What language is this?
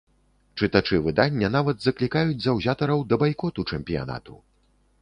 Belarusian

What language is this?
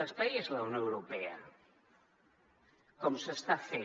Catalan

